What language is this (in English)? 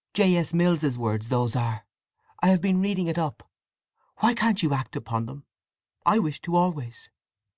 English